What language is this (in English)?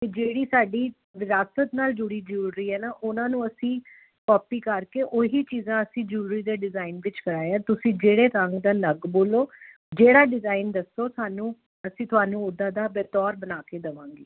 Punjabi